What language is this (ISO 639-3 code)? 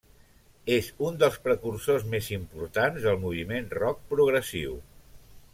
cat